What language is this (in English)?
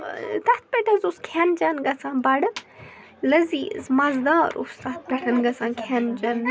Kashmiri